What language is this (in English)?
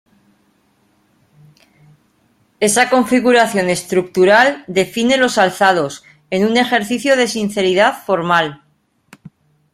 Spanish